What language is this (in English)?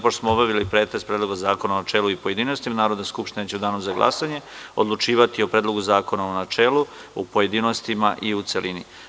Serbian